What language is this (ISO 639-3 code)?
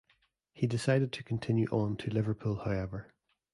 eng